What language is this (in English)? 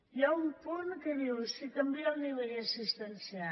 Catalan